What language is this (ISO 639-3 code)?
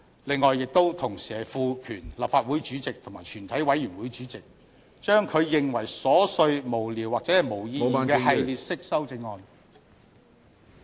yue